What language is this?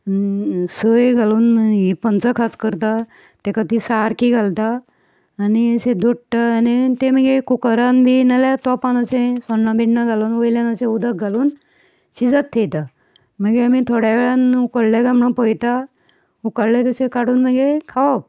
Konkani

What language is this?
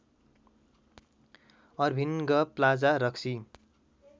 Nepali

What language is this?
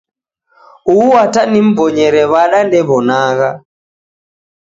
Taita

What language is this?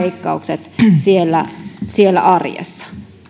Finnish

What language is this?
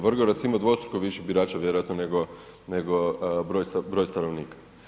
Croatian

